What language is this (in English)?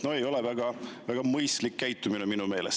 Estonian